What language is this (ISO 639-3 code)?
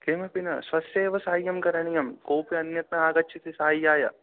san